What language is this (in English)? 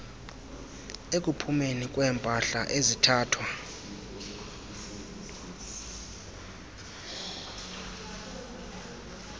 Xhosa